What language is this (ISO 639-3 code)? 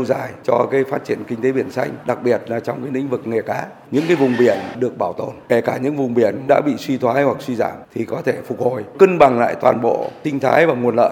vie